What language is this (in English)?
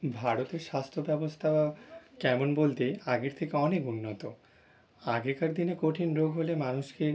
Bangla